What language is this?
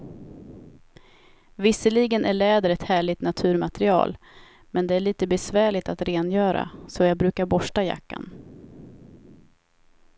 Swedish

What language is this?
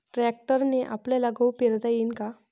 Marathi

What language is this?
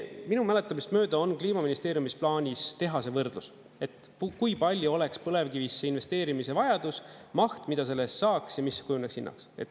Estonian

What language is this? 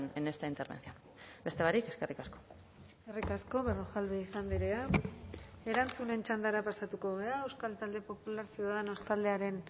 Basque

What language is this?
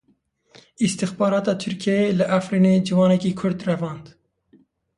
Kurdish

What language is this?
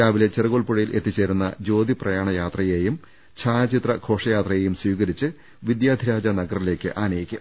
Malayalam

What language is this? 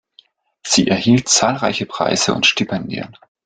German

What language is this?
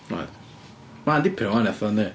Welsh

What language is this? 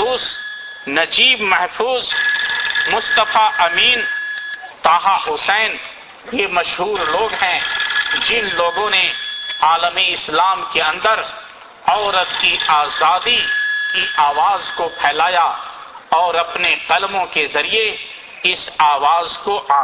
Urdu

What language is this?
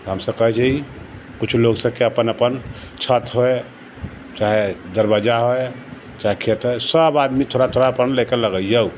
Maithili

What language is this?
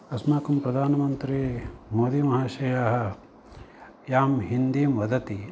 Sanskrit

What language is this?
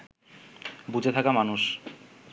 Bangla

